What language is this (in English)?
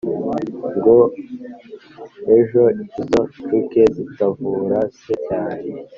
Kinyarwanda